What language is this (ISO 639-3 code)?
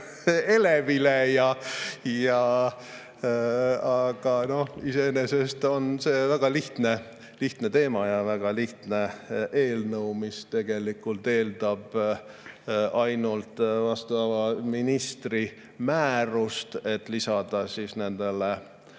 est